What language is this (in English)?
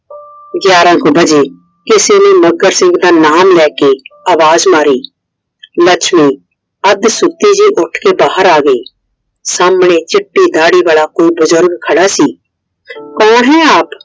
Punjabi